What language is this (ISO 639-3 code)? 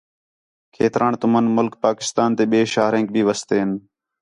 xhe